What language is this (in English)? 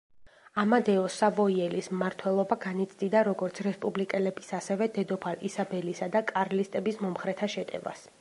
Georgian